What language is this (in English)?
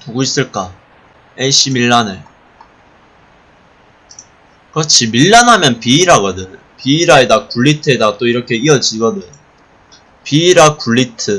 Korean